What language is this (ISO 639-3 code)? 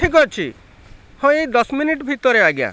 ori